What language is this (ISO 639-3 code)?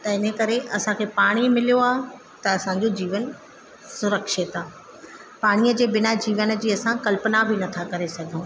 snd